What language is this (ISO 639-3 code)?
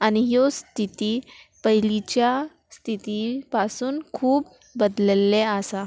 kok